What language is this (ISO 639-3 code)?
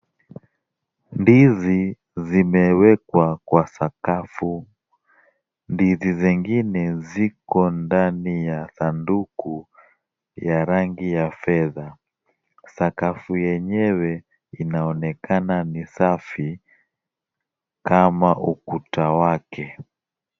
swa